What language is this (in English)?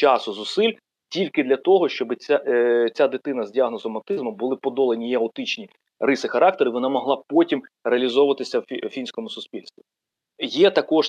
Ukrainian